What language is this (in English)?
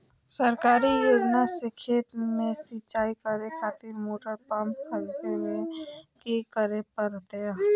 Magahi